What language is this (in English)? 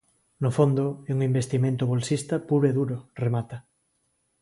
Galician